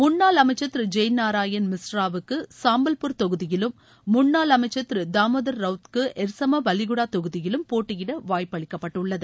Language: Tamil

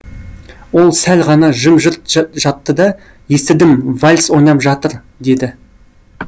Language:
Kazakh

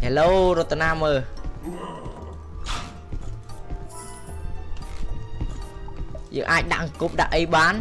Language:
Vietnamese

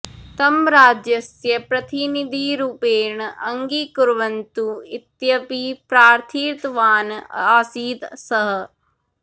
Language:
Sanskrit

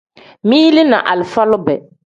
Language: Tem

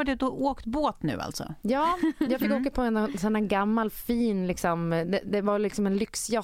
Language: Swedish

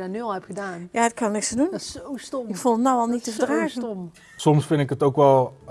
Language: Dutch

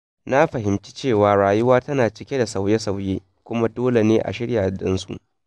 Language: Hausa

